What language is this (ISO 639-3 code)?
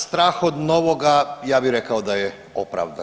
hrv